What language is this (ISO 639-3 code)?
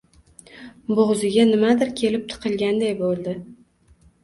uzb